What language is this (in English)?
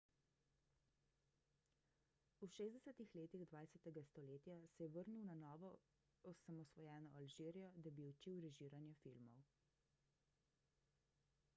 Slovenian